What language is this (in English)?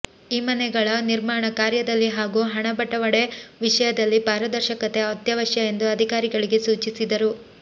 Kannada